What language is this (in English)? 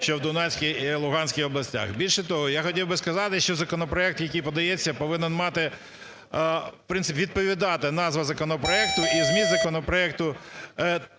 Ukrainian